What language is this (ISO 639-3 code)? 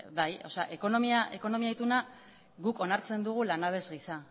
eus